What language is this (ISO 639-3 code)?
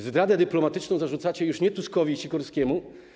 pol